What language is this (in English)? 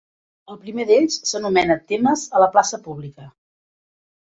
Catalan